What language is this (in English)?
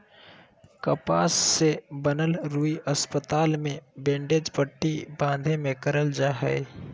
Magahi